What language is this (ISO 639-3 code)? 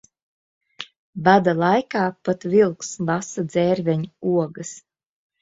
lav